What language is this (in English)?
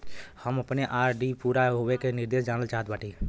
Bhojpuri